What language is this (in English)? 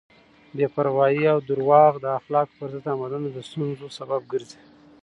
Pashto